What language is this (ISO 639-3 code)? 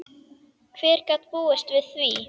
isl